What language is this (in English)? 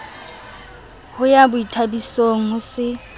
Southern Sotho